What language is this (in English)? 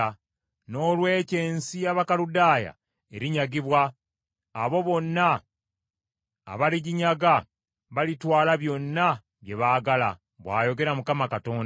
Ganda